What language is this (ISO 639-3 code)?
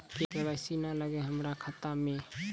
mai